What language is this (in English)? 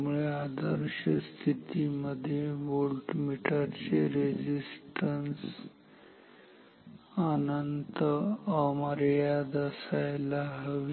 Marathi